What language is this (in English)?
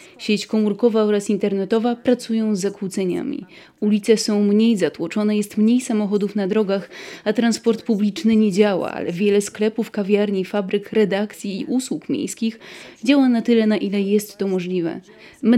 Polish